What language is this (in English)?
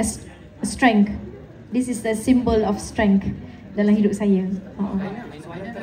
Malay